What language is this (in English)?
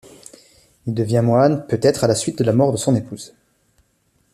French